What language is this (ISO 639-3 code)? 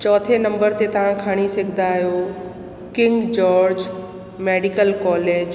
snd